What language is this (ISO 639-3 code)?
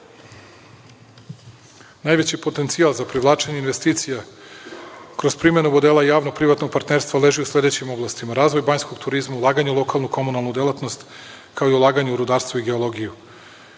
srp